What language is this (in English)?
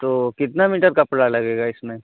Urdu